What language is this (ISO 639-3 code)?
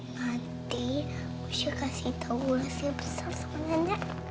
ind